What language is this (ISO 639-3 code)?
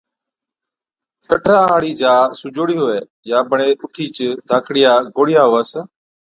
odk